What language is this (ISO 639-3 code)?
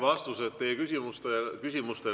est